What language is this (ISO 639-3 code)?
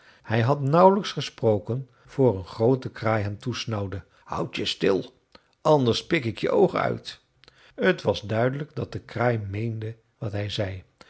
nld